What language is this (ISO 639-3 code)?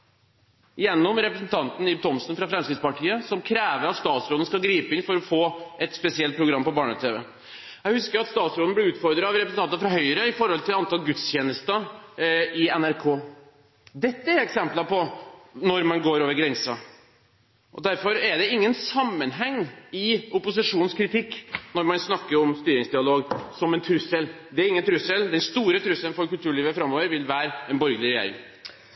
nob